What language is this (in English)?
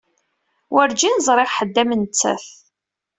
Kabyle